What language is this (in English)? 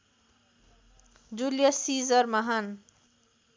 Nepali